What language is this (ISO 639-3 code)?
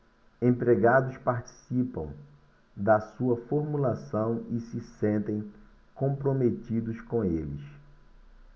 por